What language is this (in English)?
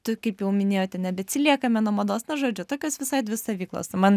Lithuanian